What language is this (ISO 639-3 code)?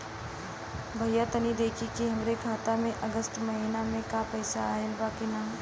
bho